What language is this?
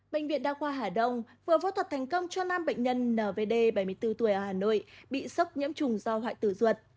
Vietnamese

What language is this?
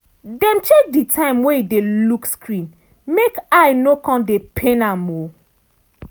Nigerian Pidgin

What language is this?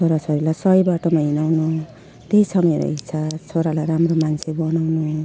Nepali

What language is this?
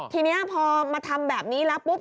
Thai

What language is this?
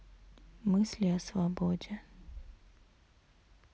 Russian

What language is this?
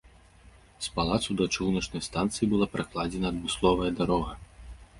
Belarusian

